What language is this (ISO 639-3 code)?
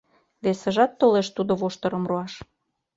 chm